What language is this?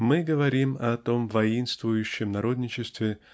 Russian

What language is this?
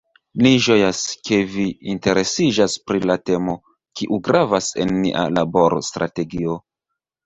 Esperanto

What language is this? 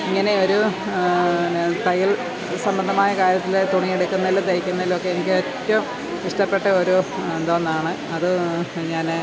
Malayalam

